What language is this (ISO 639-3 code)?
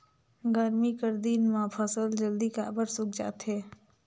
hne